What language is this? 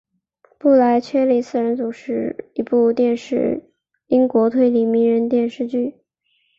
Chinese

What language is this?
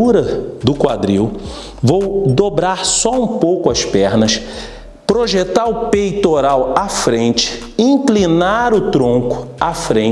Portuguese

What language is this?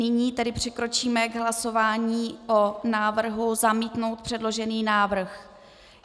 Czech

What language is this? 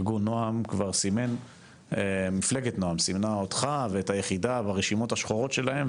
Hebrew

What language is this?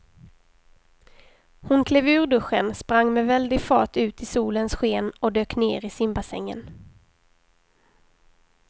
Swedish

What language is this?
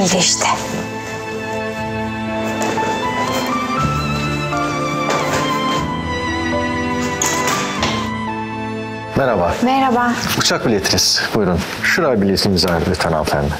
Turkish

